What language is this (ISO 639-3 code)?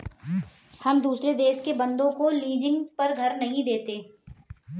hin